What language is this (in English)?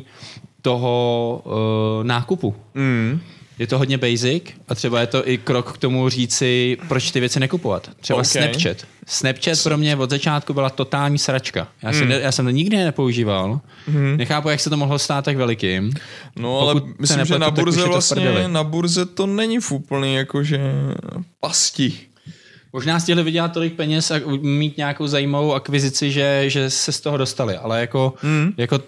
Czech